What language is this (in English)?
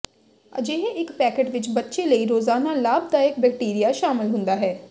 Punjabi